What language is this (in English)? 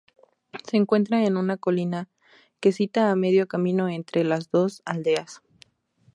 Spanish